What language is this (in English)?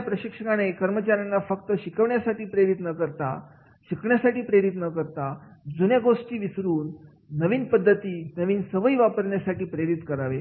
Marathi